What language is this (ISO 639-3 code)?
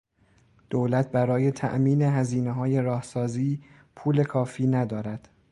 fas